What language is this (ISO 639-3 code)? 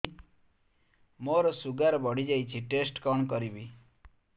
ori